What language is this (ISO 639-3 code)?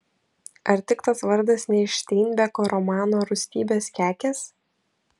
lit